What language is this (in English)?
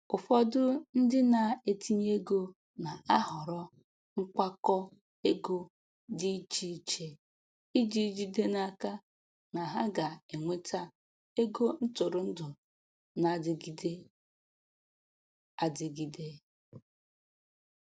Igbo